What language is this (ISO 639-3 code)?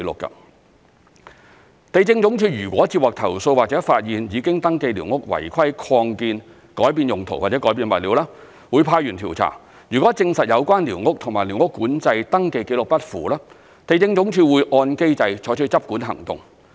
yue